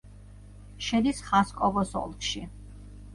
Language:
Georgian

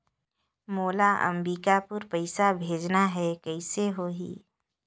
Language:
Chhattisgarhi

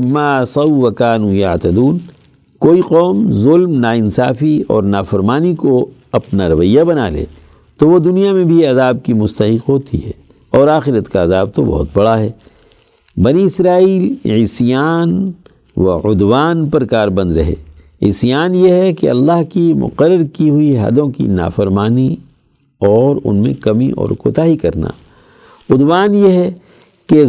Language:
Urdu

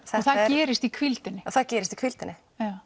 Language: Icelandic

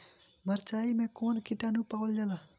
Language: Bhojpuri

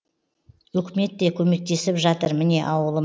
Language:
Kazakh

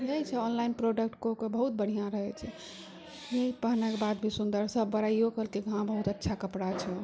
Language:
Maithili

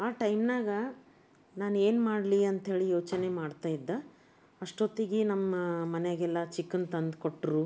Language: Kannada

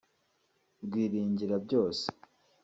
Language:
Kinyarwanda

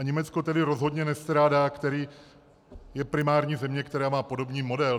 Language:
Czech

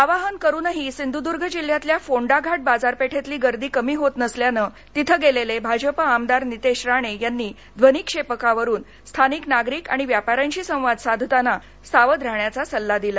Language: Marathi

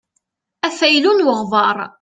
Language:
Kabyle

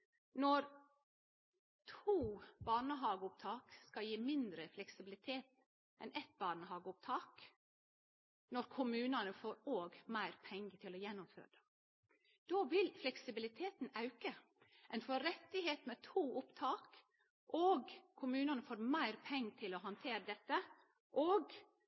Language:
Norwegian Nynorsk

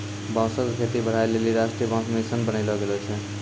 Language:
Maithili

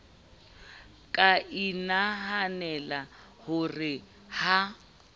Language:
Southern Sotho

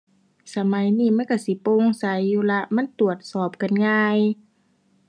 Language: Thai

